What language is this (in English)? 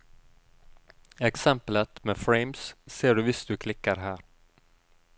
Norwegian